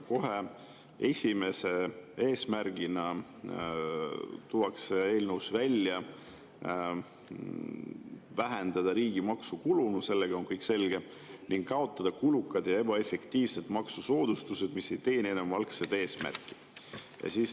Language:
Estonian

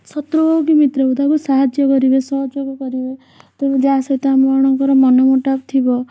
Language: Odia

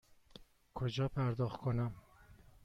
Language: Persian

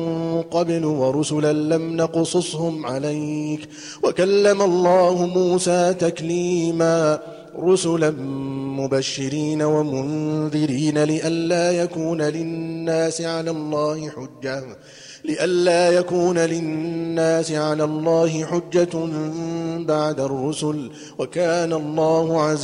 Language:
Arabic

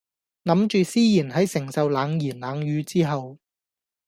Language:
Cantonese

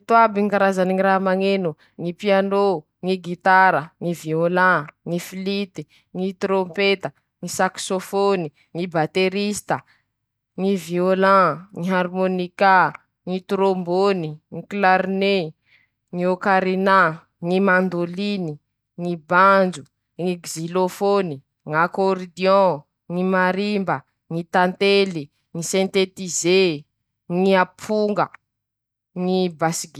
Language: Masikoro Malagasy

